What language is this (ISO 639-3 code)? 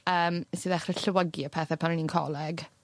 cym